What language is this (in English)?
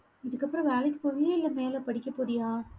Tamil